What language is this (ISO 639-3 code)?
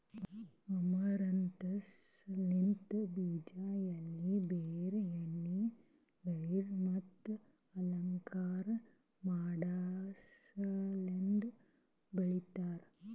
kan